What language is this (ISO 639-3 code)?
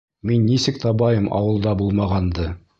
bak